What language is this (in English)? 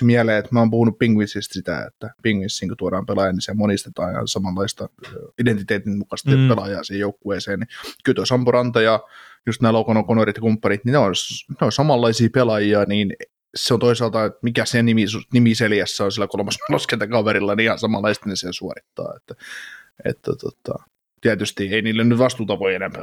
Finnish